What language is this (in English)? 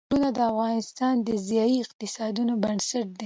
Pashto